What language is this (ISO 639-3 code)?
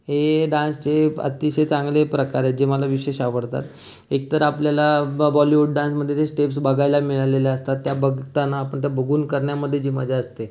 mar